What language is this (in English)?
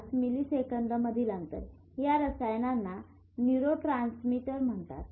Marathi